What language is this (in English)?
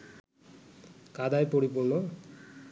Bangla